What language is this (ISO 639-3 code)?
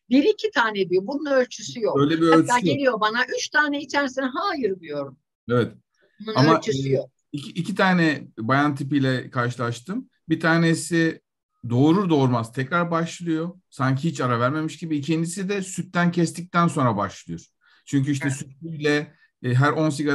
tur